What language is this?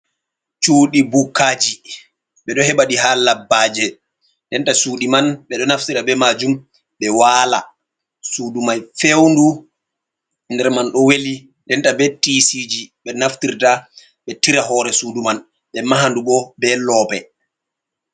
Fula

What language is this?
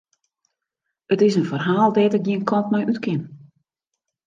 Western Frisian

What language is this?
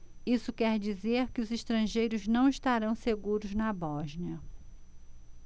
Portuguese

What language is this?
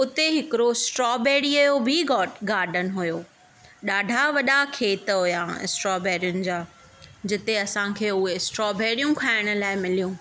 Sindhi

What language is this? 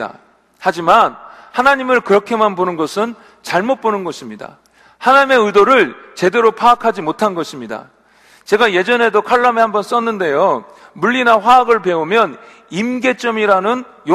Korean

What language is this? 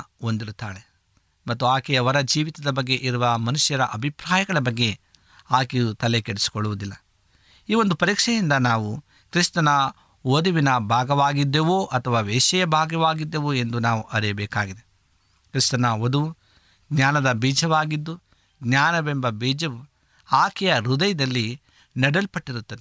Kannada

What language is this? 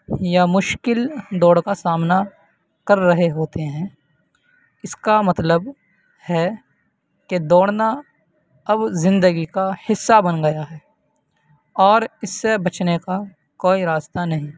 Urdu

